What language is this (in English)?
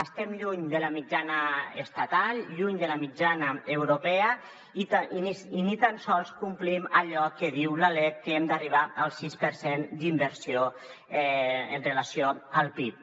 Catalan